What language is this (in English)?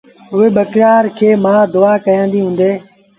Sindhi Bhil